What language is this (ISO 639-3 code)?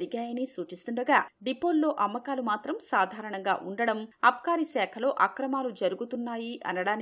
hin